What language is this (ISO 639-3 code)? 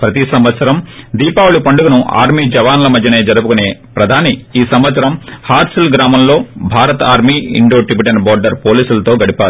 tel